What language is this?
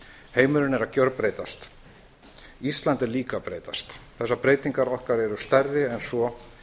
Icelandic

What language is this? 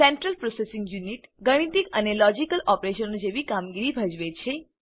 Gujarati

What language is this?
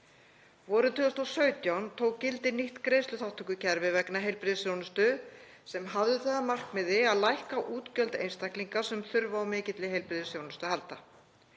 Icelandic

